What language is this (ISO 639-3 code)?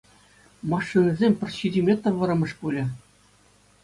chv